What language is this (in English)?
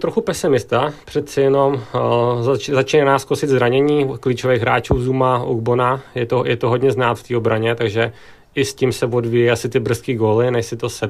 Czech